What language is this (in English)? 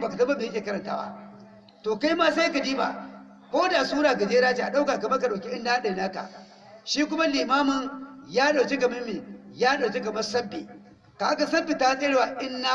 Hausa